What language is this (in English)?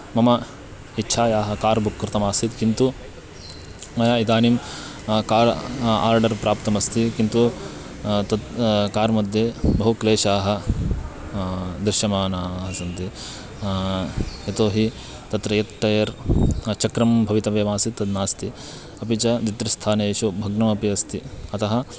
Sanskrit